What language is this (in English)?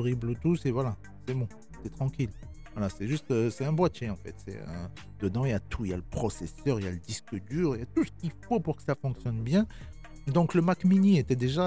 French